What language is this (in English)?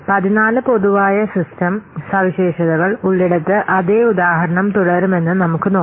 Malayalam